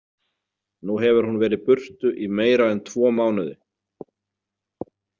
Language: Icelandic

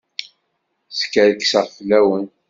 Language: Kabyle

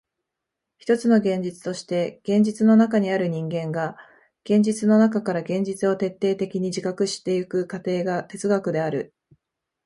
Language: Japanese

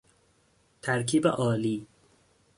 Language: Persian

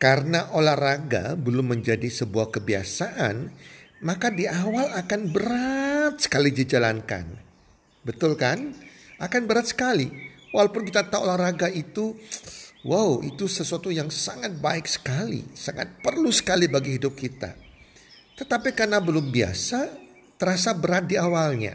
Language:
Indonesian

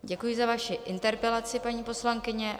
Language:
Czech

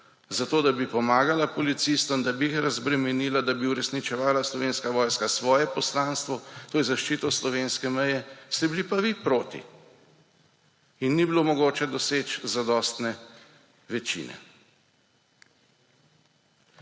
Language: Slovenian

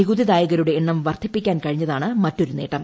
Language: Malayalam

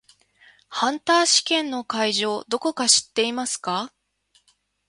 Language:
Japanese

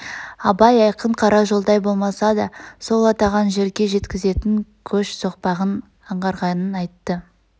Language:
Kazakh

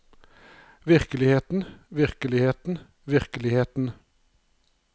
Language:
Norwegian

